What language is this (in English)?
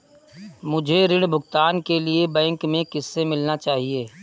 Hindi